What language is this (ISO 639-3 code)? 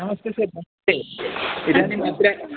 san